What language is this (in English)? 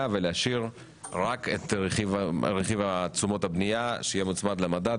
Hebrew